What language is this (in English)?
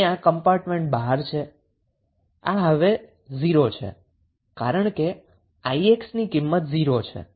Gujarati